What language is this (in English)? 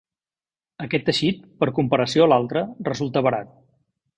Catalan